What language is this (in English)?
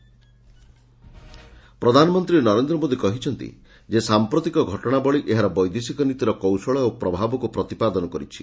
Odia